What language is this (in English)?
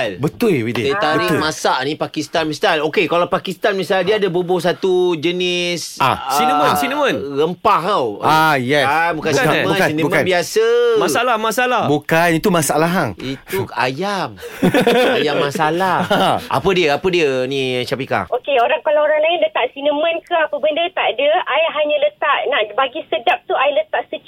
Malay